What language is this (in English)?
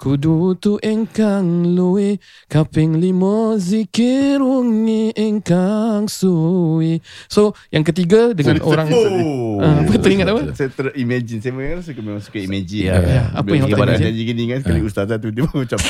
Malay